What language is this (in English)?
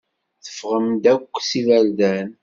Kabyle